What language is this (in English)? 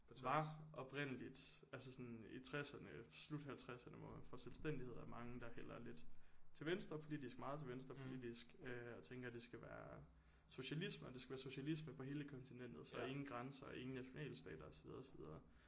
Danish